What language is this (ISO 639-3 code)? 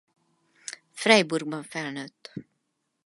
hun